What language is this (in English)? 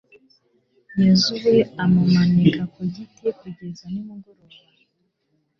Kinyarwanda